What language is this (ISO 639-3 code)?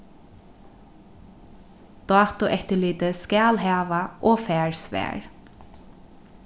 fao